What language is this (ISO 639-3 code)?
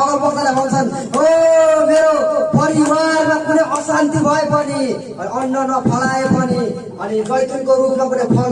nep